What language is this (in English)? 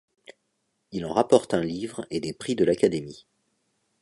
French